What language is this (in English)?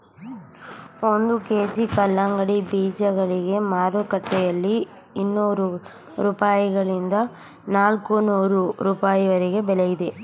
Kannada